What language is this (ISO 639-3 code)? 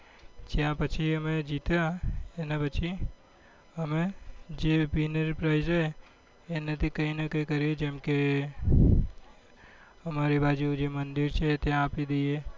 guj